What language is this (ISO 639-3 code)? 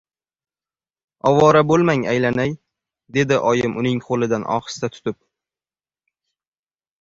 uzb